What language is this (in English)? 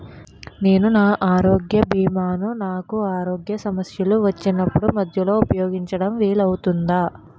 Telugu